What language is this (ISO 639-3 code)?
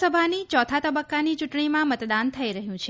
guj